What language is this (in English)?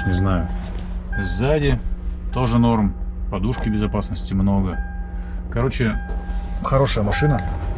Russian